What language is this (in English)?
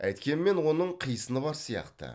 Kazakh